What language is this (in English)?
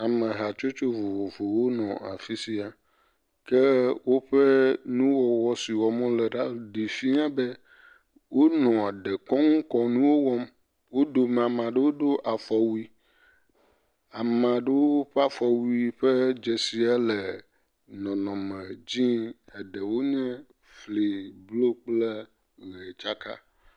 Ewe